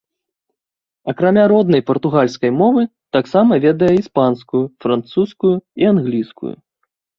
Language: Belarusian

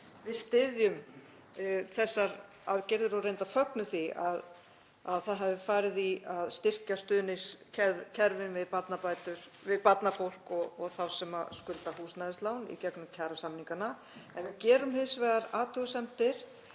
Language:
Icelandic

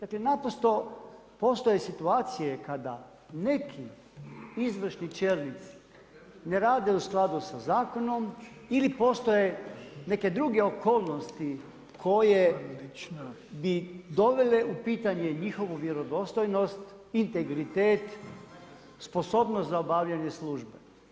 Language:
Croatian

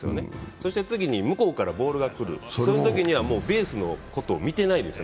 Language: Japanese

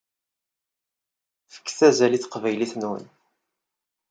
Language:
Kabyle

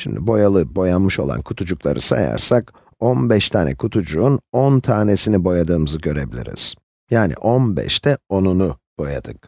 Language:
Turkish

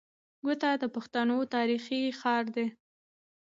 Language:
Pashto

